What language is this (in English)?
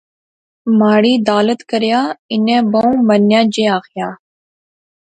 Pahari-Potwari